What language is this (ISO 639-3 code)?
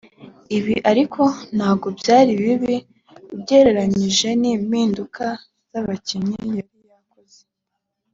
kin